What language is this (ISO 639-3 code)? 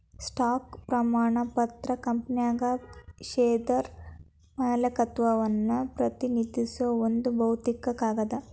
kan